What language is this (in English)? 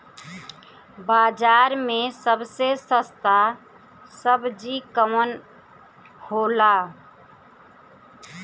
Bhojpuri